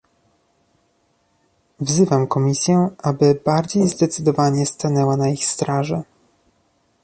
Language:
Polish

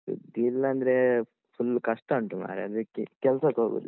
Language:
Kannada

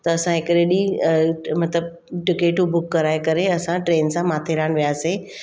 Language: Sindhi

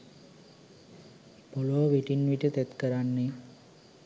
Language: Sinhala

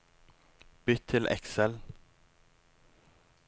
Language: Norwegian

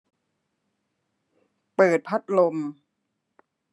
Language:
Thai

